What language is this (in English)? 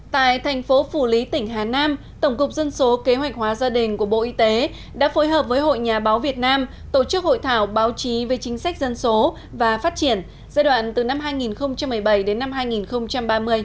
Vietnamese